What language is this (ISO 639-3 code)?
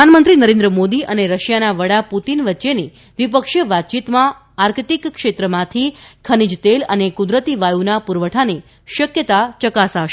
guj